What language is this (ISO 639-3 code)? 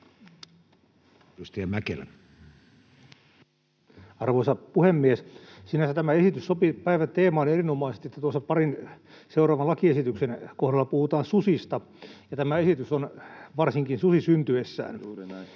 fin